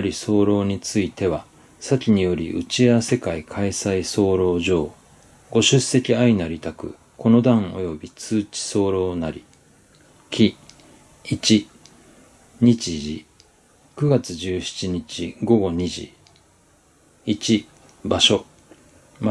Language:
Japanese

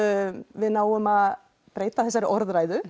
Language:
Icelandic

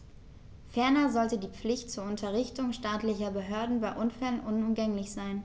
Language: German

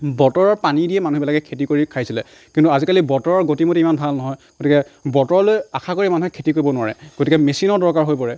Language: Assamese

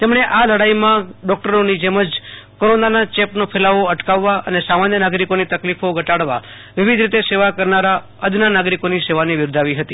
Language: Gujarati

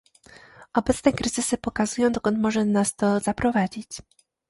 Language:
Polish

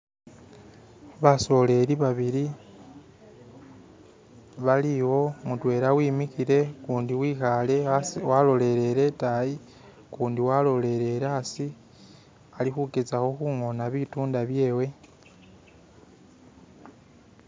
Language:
Masaaba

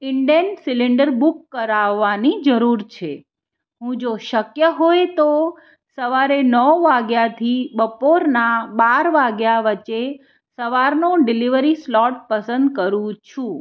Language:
Gujarati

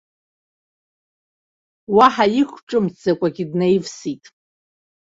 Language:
Abkhazian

